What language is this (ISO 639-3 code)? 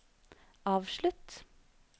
nor